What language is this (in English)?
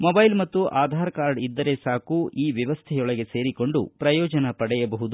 Kannada